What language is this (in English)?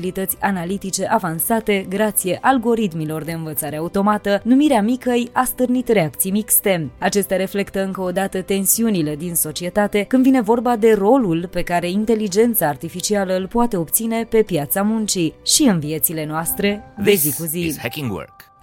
Romanian